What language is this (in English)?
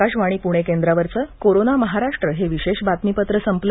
Marathi